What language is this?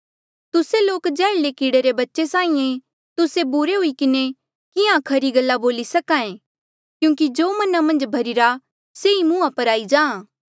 Mandeali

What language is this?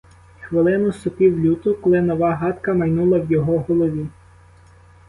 Ukrainian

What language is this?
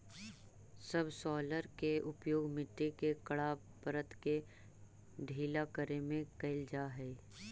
Magahi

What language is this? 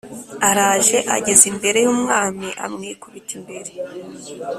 Kinyarwanda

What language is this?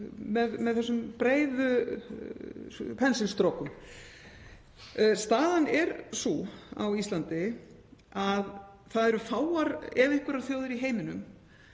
Icelandic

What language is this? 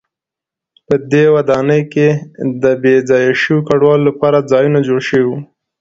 Pashto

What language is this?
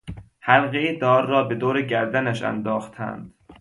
Persian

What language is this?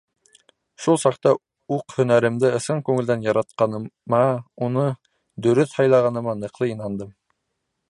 Bashkir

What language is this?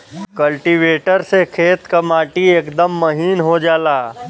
Bhojpuri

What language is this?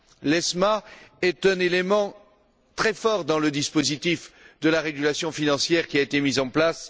French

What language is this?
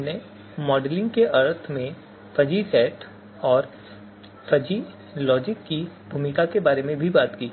Hindi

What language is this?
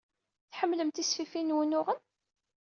Kabyle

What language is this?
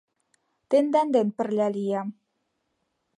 Mari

